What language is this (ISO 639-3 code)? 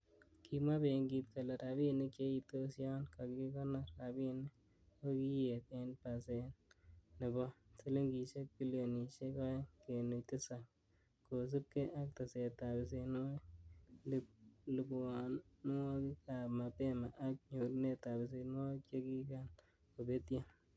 kln